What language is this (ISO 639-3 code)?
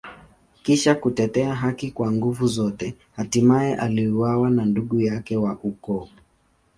swa